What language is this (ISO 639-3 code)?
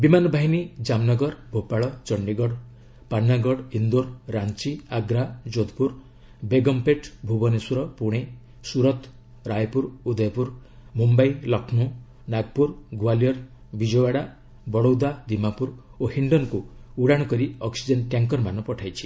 ori